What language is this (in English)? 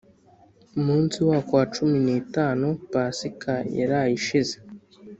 Kinyarwanda